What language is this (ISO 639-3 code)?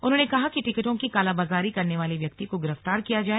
hin